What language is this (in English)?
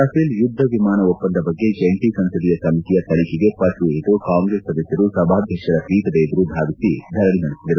Kannada